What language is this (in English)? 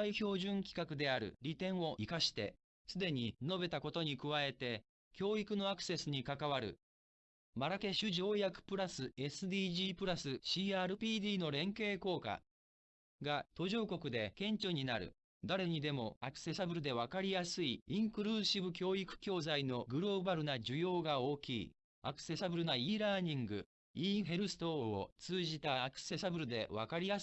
Japanese